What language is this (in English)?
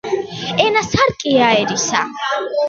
Georgian